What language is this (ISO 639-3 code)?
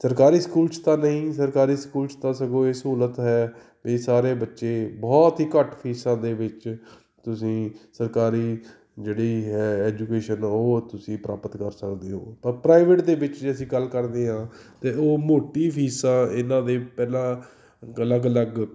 pan